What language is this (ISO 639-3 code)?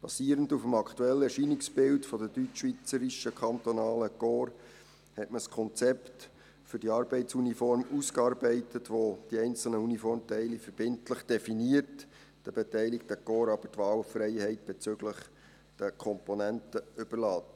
gsw